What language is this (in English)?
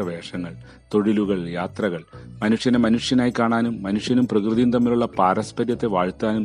Malayalam